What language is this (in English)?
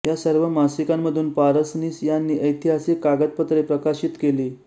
Marathi